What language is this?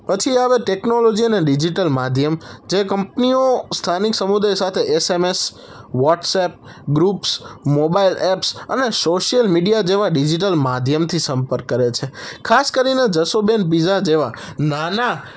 Gujarati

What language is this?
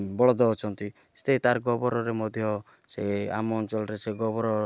Odia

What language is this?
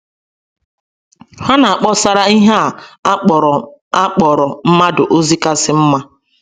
Igbo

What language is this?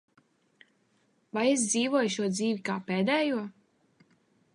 Latvian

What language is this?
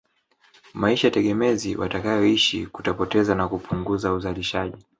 Swahili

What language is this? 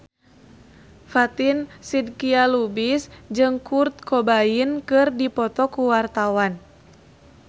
Sundanese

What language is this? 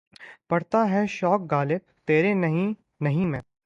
Urdu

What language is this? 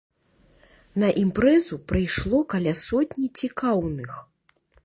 Belarusian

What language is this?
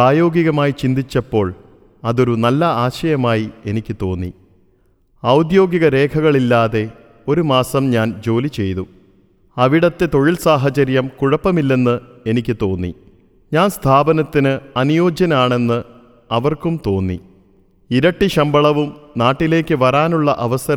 Malayalam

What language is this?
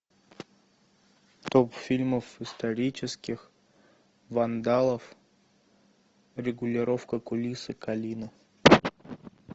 Russian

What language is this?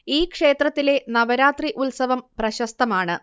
Malayalam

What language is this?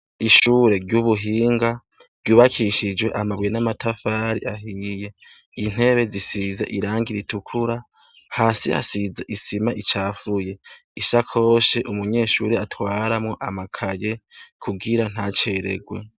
Rundi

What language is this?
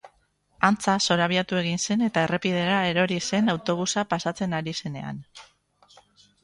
Basque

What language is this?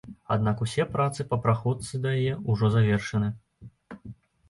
Belarusian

